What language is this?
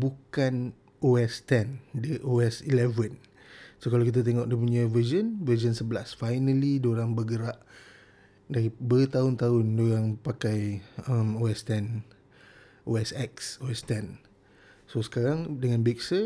Malay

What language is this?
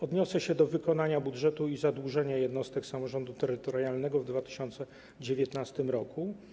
Polish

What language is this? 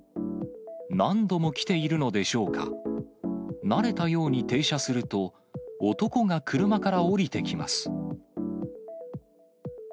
Japanese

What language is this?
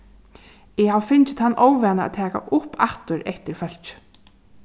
Faroese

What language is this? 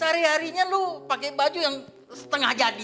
Indonesian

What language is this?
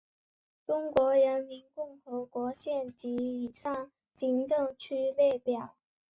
Chinese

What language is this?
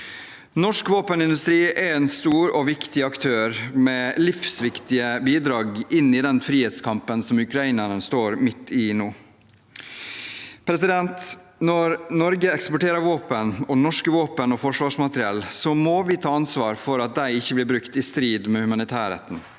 Norwegian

